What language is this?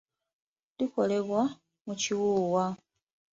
Ganda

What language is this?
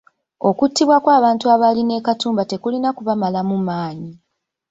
Ganda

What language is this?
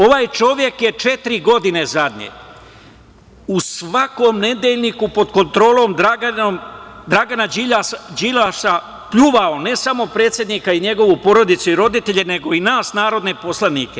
Serbian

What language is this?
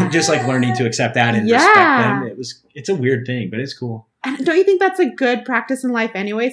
English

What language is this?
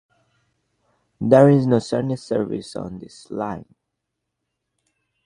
English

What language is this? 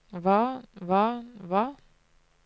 Norwegian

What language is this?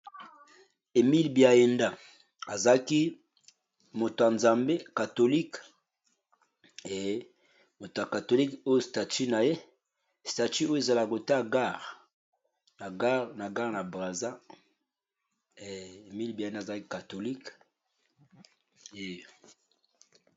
Lingala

